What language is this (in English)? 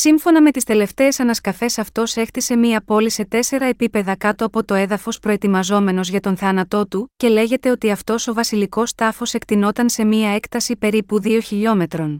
Greek